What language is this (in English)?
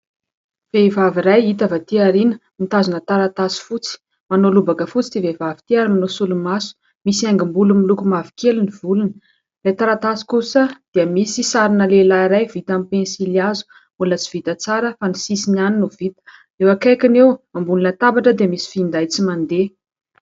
Malagasy